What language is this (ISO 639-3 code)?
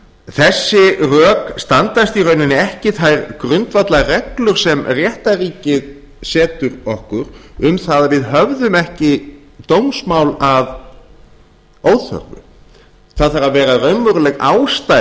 isl